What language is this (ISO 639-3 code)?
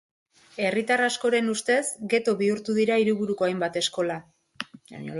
eus